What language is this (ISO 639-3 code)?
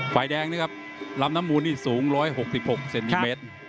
tha